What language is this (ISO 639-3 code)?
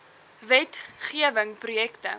afr